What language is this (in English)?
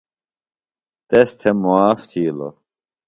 Phalura